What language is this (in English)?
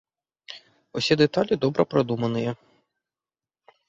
Belarusian